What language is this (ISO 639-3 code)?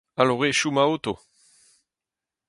bre